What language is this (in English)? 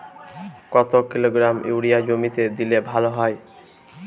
Bangla